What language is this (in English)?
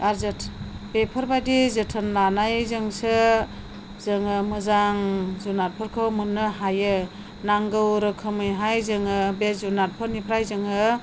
Bodo